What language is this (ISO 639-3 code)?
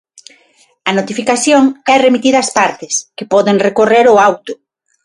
glg